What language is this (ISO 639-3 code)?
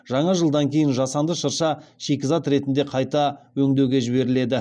kaz